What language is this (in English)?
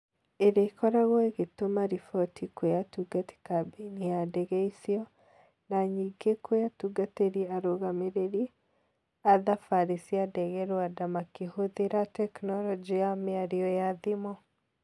Kikuyu